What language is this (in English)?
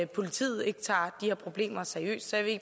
Danish